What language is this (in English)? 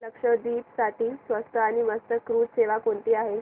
Marathi